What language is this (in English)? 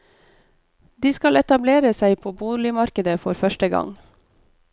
Norwegian